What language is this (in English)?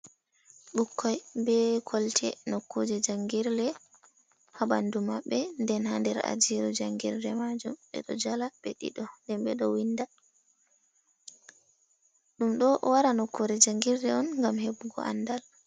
Fula